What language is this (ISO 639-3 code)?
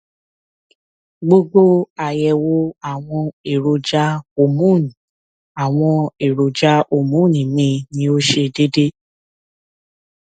yor